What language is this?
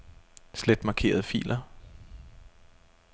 Danish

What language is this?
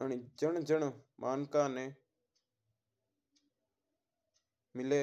Mewari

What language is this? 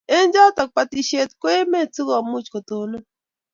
Kalenjin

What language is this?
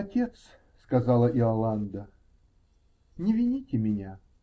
Russian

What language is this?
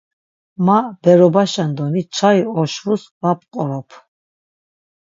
Laz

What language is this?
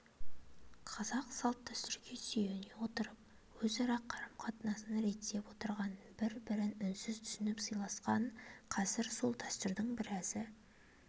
Kazakh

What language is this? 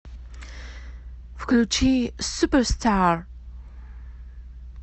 Russian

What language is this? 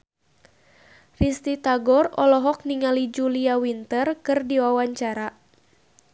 Sundanese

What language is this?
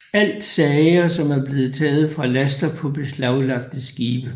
Danish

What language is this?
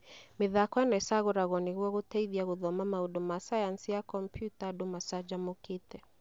Kikuyu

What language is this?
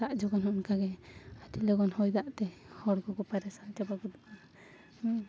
Santali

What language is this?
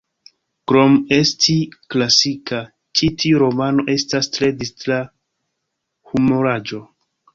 Esperanto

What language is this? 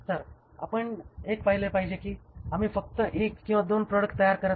Marathi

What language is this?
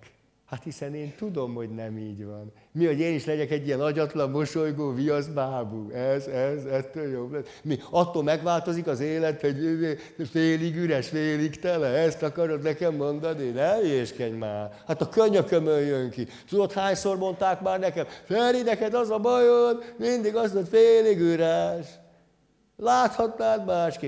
Hungarian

